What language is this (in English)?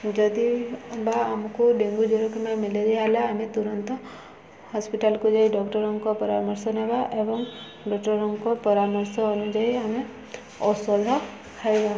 Odia